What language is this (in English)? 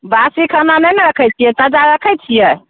Maithili